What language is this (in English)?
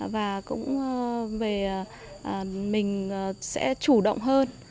Vietnamese